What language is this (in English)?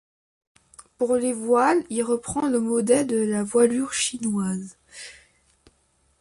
French